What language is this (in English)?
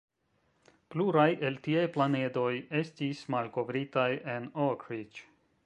Esperanto